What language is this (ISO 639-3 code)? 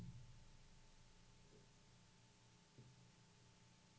swe